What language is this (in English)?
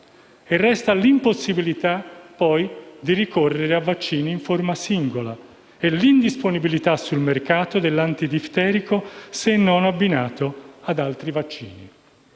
Italian